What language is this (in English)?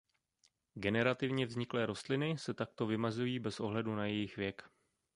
Czech